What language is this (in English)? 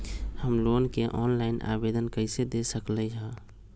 Magahi